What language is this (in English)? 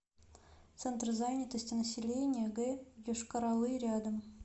Russian